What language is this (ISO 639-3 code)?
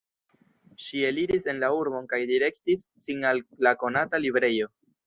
epo